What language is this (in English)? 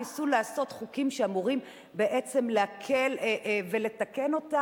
Hebrew